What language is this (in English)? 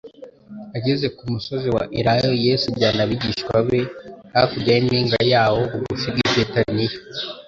Kinyarwanda